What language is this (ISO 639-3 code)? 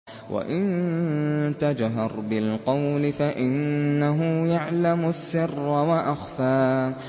ara